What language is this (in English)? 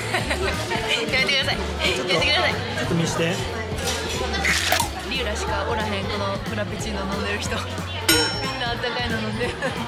Japanese